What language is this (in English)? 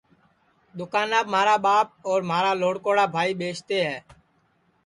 Sansi